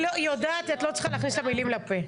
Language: Hebrew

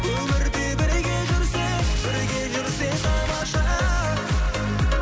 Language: Kazakh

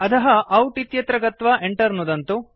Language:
Sanskrit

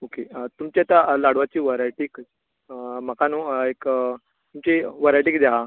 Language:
Konkani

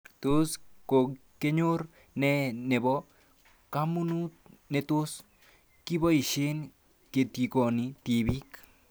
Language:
Kalenjin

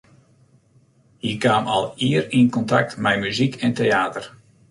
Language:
Western Frisian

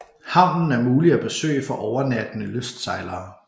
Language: Danish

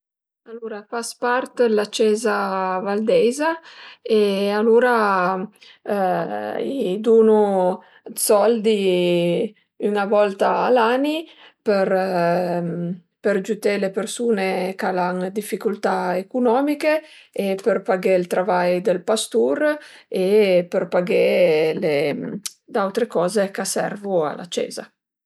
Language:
Piedmontese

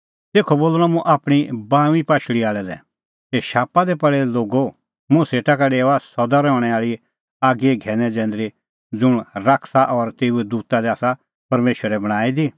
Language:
Kullu Pahari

